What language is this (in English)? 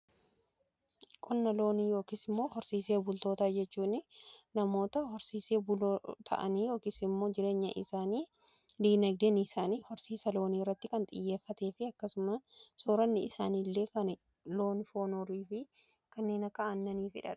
Oromo